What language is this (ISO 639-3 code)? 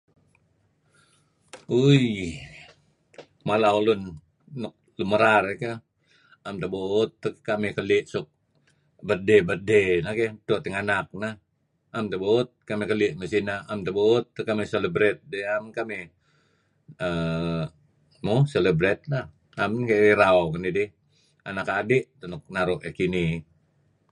kzi